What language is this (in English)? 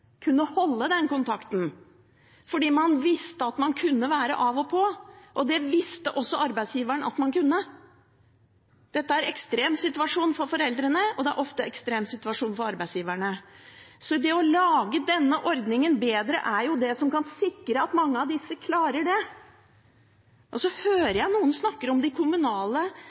Norwegian Bokmål